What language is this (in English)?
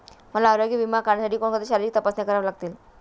Marathi